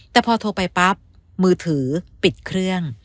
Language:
Thai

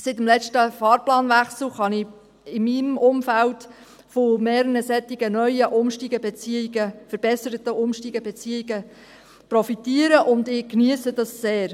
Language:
Swiss German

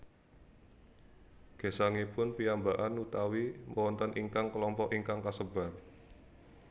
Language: Javanese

